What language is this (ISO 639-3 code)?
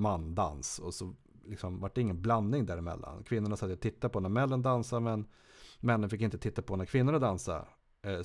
swe